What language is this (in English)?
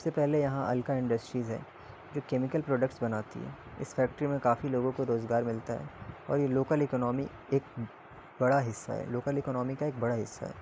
Urdu